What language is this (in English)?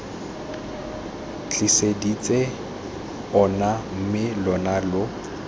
Tswana